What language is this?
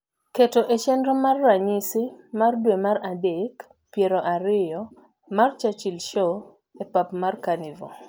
Luo (Kenya and Tanzania)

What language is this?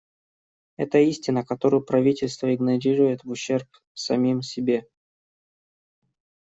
Russian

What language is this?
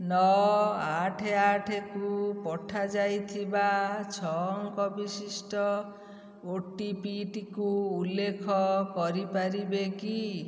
Odia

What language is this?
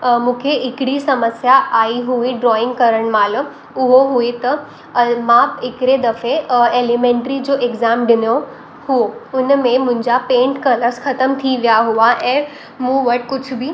Sindhi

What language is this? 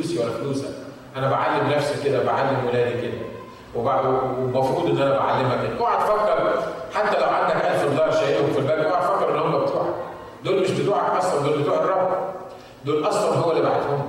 Arabic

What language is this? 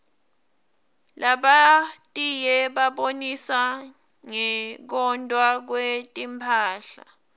Swati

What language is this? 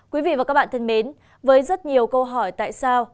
Vietnamese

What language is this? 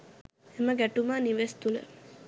Sinhala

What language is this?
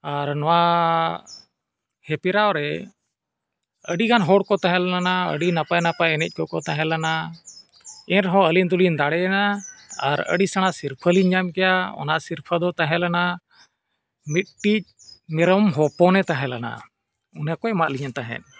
Santali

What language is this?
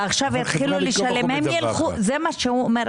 Hebrew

